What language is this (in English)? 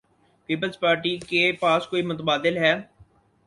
Urdu